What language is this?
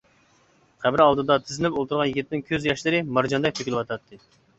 Uyghur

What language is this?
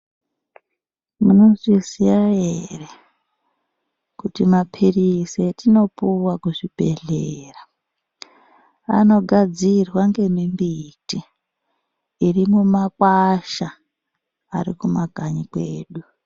Ndau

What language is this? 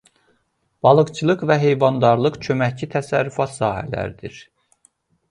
Azerbaijani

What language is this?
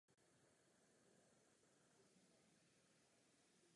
Czech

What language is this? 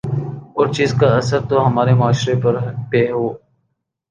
Urdu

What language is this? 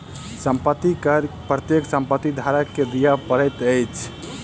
Maithili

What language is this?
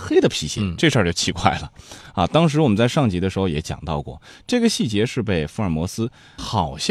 Chinese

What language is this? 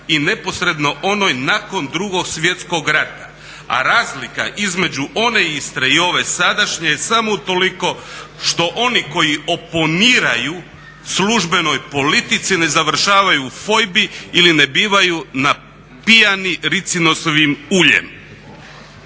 Croatian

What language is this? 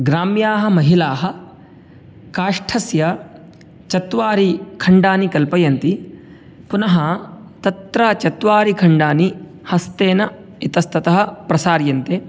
Sanskrit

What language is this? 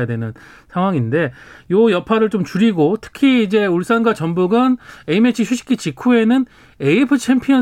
Korean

